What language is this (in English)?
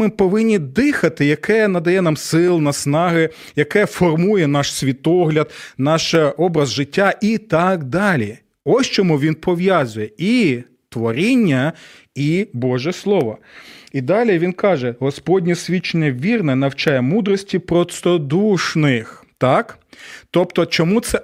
Ukrainian